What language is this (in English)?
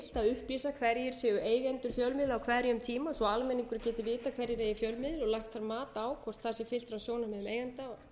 Icelandic